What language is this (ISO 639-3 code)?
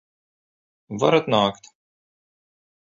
lav